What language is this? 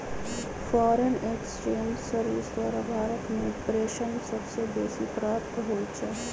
Magahi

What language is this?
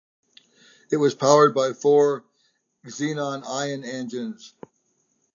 English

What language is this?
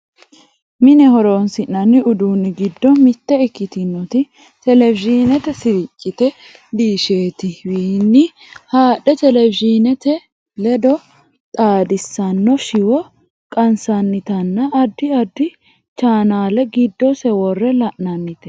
Sidamo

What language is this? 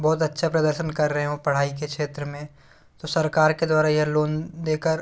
Hindi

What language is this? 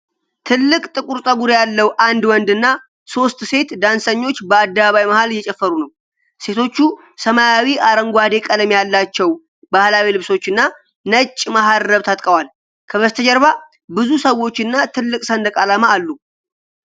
Amharic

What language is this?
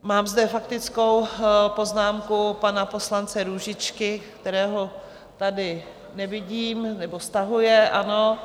Czech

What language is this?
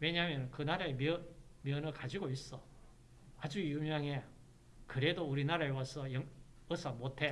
Korean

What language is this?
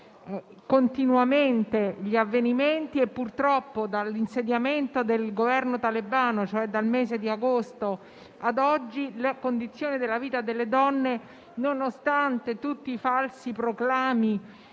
Italian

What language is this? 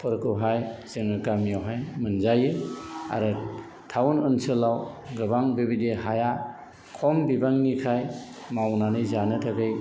Bodo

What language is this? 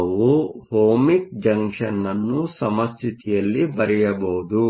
Kannada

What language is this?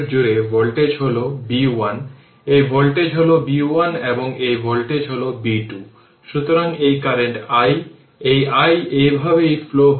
Bangla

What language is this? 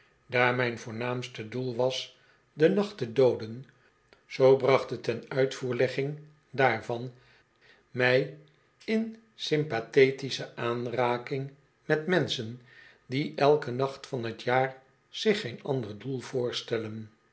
Dutch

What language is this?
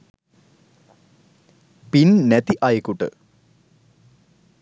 Sinhala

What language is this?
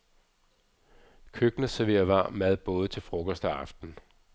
Danish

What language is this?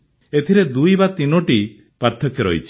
Odia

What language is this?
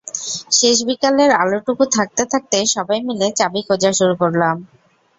Bangla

